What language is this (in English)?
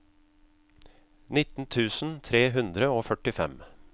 Norwegian